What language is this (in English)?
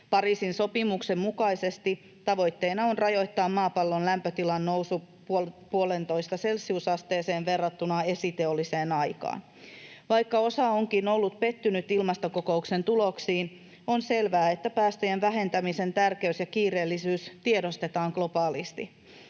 Finnish